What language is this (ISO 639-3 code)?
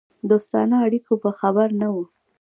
pus